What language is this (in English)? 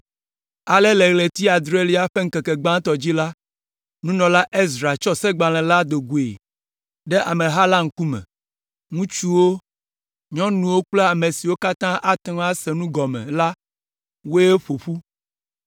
Ewe